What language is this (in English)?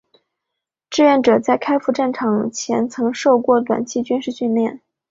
Chinese